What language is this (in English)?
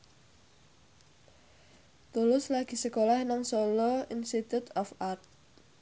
Javanese